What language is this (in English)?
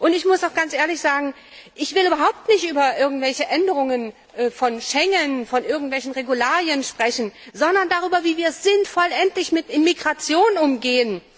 German